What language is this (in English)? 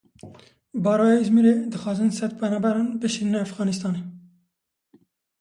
Kurdish